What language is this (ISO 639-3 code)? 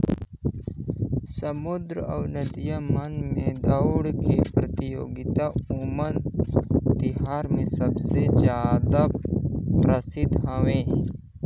hne